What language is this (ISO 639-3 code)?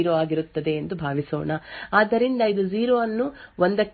kan